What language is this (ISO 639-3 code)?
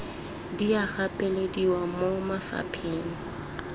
tsn